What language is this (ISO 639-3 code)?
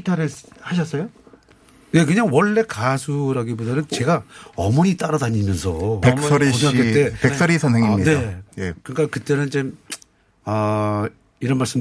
kor